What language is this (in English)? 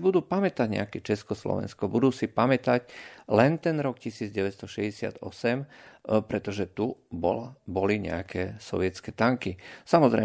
Slovak